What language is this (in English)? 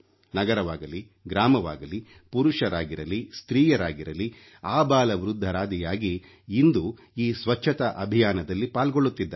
Kannada